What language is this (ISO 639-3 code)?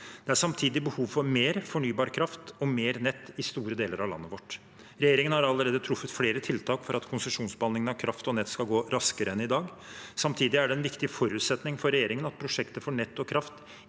nor